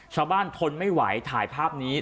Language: Thai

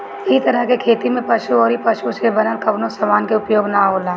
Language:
Bhojpuri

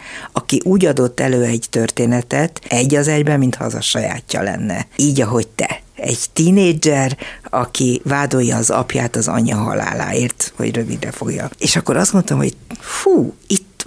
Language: Hungarian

